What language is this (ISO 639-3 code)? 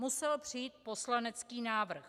ces